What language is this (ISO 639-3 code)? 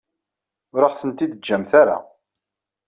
kab